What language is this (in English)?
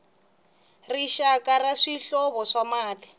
Tsonga